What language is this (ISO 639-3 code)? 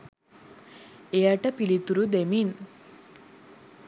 sin